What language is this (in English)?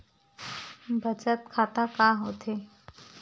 Chhattisgarhi